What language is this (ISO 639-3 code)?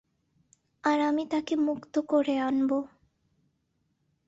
ben